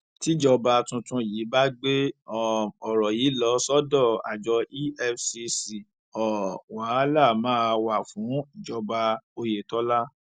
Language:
Yoruba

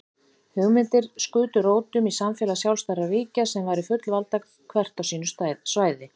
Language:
Icelandic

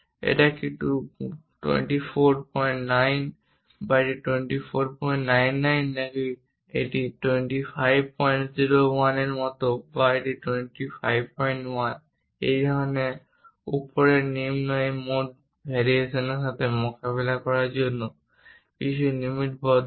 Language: Bangla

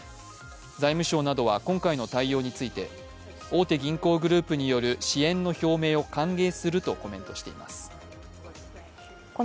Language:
Japanese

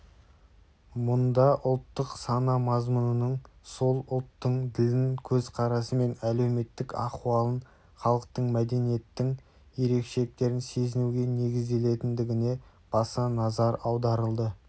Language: Kazakh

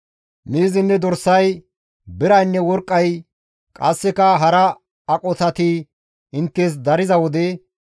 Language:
Gamo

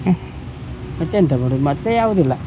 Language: Kannada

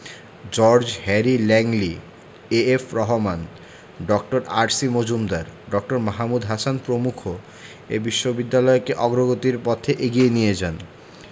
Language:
Bangla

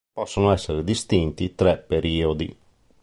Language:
Italian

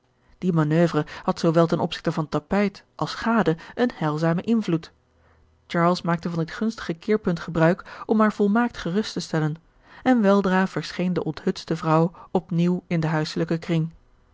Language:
Dutch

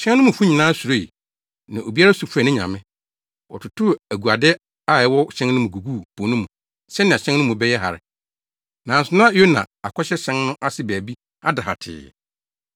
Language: Akan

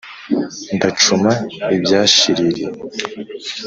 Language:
Kinyarwanda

